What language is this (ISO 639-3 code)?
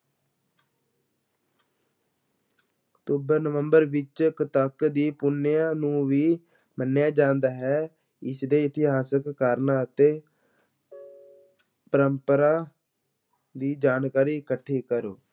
pan